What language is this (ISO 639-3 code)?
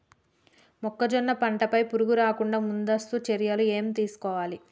tel